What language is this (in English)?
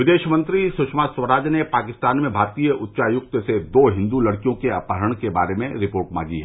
Hindi